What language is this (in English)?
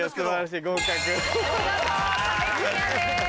Japanese